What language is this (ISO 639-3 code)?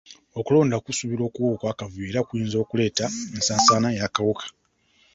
lug